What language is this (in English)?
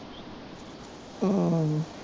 Punjabi